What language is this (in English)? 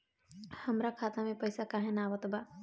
Bhojpuri